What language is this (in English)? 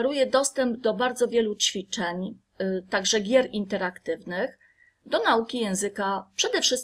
Polish